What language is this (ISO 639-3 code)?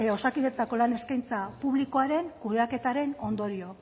eus